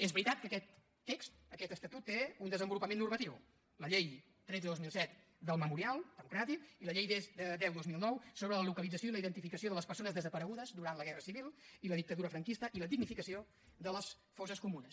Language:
Catalan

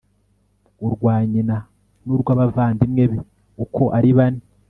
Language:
Kinyarwanda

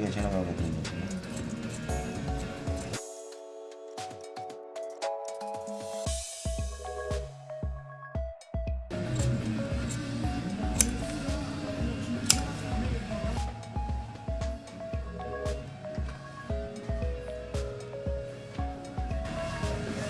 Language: Korean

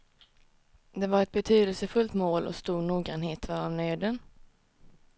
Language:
Swedish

